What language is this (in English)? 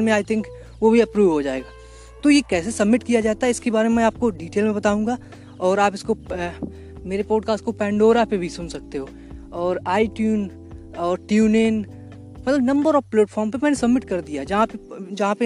Hindi